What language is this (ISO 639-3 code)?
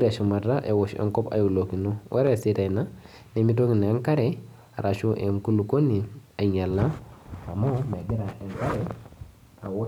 mas